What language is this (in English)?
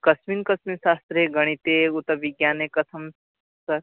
Sanskrit